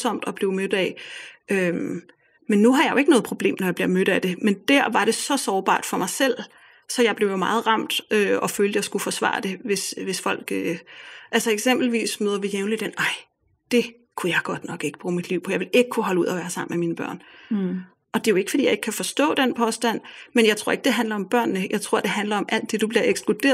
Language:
Danish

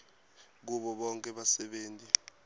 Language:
Swati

